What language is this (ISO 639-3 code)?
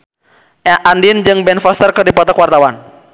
sun